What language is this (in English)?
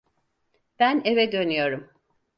Turkish